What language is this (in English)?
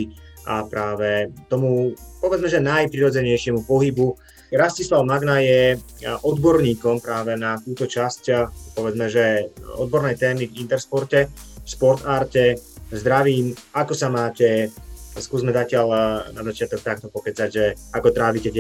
Slovak